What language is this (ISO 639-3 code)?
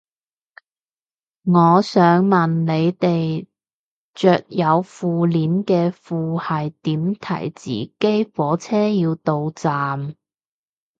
yue